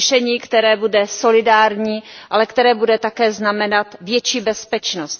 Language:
Czech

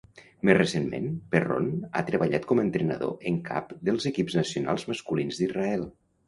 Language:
Catalan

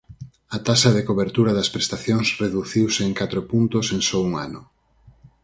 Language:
Galician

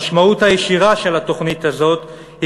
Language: Hebrew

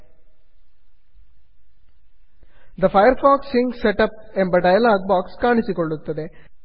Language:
Kannada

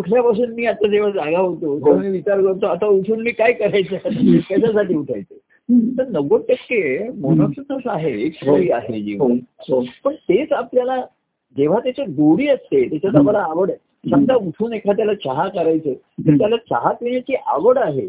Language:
Marathi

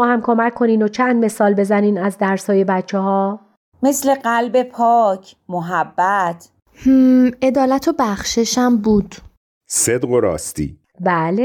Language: Persian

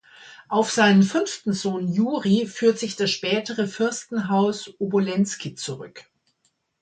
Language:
German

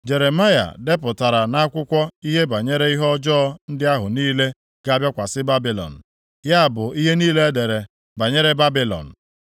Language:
Igbo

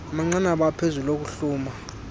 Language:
Xhosa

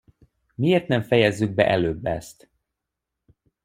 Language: Hungarian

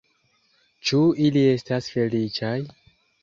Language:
Esperanto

